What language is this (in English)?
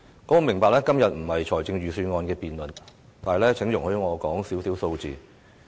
Cantonese